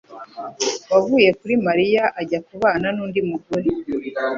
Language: Kinyarwanda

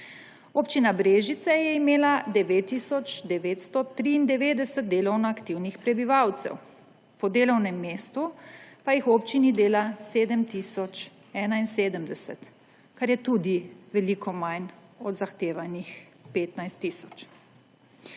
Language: Slovenian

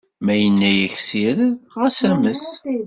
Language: Kabyle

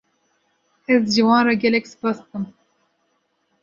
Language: Kurdish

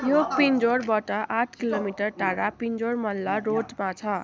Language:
Nepali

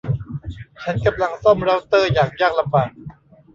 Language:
Thai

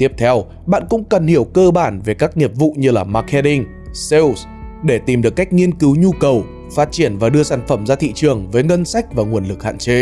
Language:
Vietnamese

